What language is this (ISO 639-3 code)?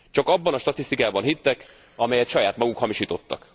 hun